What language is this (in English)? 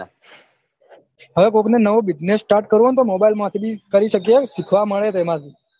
Gujarati